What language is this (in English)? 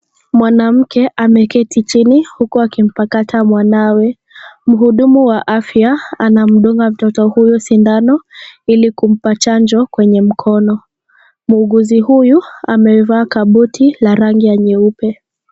Swahili